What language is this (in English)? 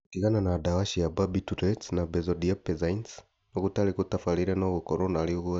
Kikuyu